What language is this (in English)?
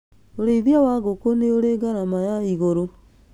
Kikuyu